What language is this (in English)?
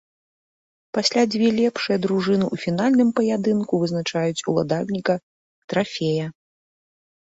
Belarusian